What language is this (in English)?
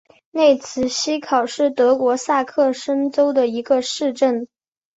Chinese